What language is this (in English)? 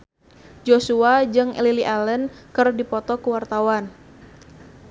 Sundanese